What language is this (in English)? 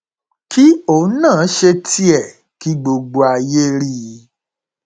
Yoruba